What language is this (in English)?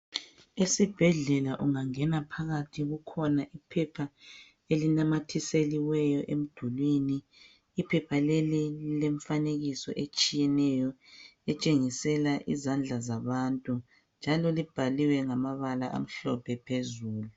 North Ndebele